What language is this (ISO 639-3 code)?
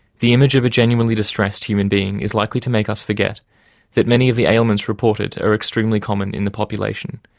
eng